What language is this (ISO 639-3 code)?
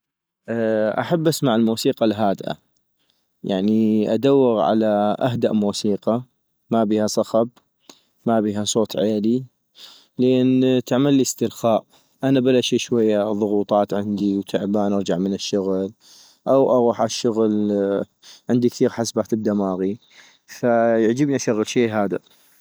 ayp